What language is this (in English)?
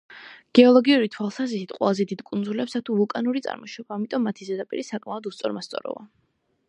Georgian